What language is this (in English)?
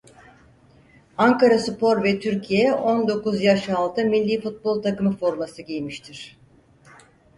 Turkish